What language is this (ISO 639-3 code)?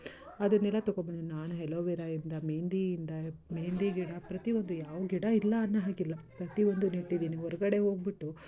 kan